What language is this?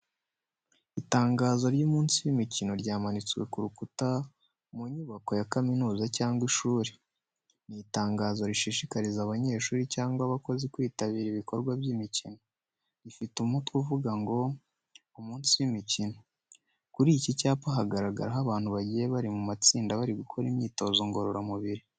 Kinyarwanda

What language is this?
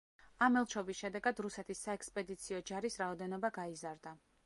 Georgian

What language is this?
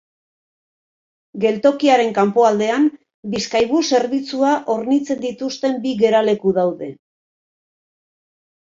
Basque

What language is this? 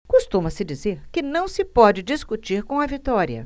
Portuguese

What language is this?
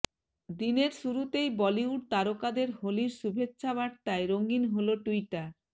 Bangla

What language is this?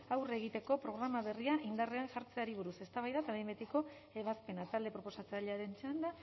Basque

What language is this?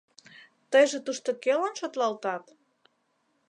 Mari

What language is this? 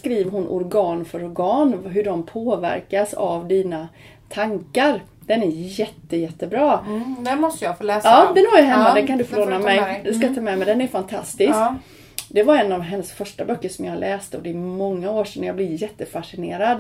Swedish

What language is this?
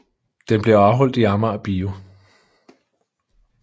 Danish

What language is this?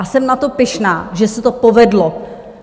Czech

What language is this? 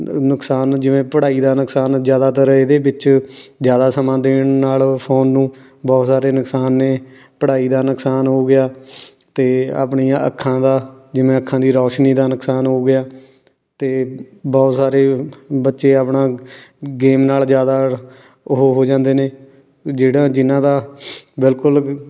Punjabi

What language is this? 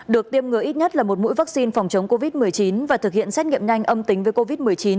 Vietnamese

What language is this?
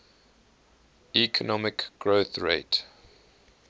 English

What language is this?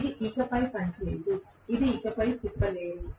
Telugu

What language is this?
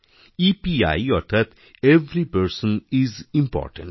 Bangla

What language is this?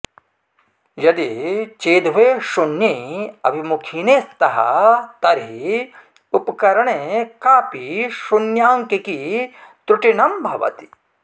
Sanskrit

